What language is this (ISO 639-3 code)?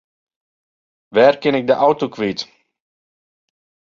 fry